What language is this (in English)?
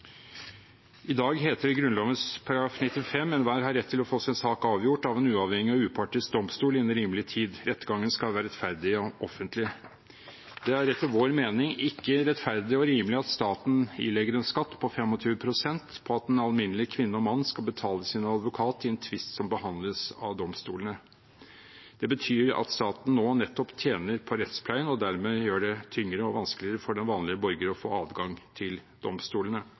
Norwegian Bokmål